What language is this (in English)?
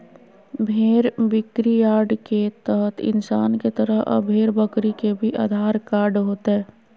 Magahi